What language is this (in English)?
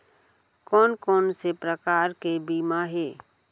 Chhattisgarhi